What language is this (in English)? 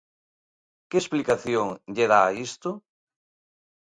Galician